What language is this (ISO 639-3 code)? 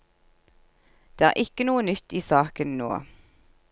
nor